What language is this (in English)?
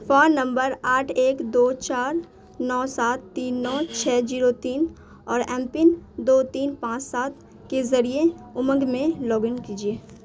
Urdu